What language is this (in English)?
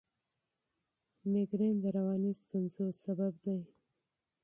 Pashto